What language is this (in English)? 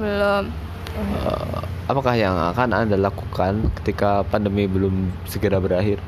Indonesian